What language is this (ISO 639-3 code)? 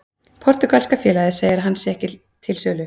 isl